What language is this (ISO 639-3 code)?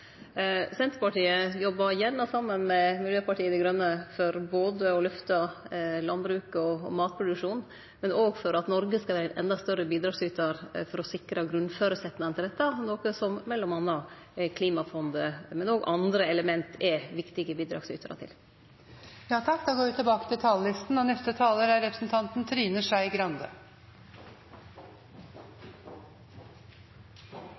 nor